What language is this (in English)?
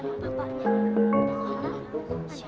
Indonesian